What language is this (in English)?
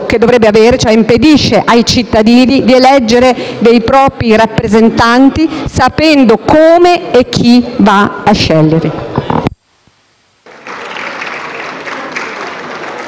Italian